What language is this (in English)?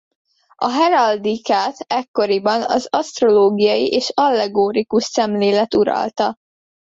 Hungarian